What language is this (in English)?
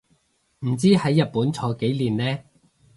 Cantonese